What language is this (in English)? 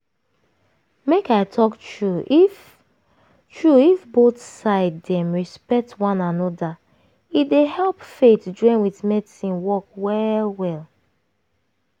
Nigerian Pidgin